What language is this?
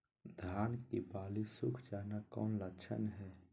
Magahi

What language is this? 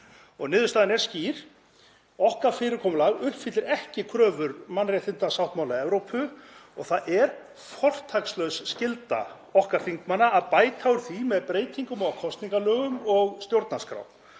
Icelandic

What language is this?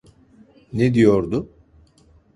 Turkish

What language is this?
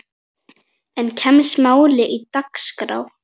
Icelandic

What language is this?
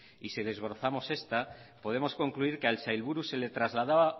Spanish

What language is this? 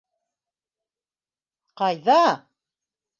Bashkir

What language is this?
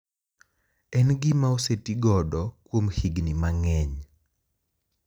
Luo (Kenya and Tanzania)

